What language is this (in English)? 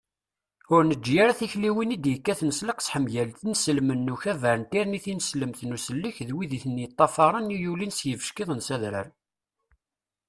Kabyle